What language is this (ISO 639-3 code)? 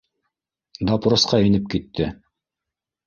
bak